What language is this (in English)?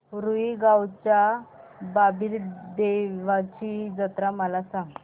Marathi